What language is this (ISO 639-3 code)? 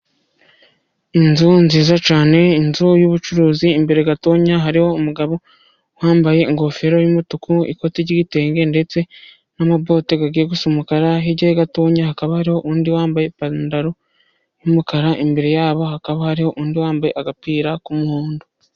kin